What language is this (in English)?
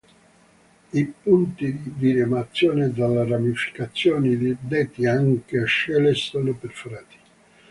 Italian